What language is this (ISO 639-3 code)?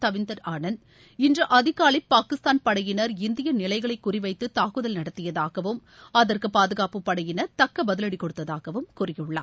tam